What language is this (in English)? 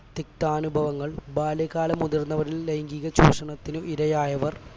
Malayalam